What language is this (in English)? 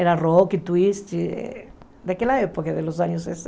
Portuguese